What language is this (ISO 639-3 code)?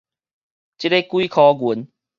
nan